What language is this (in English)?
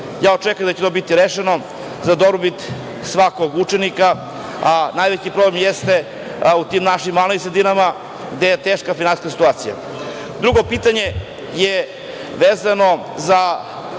Serbian